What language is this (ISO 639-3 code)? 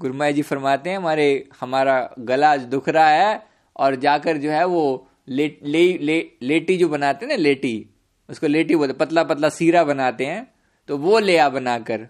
hin